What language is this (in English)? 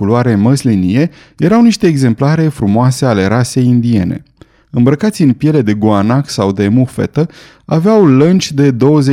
Romanian